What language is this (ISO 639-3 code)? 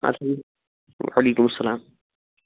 kas